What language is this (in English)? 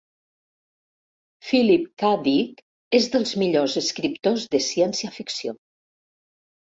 Catalan